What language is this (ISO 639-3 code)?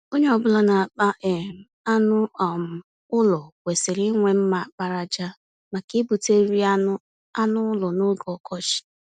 ibo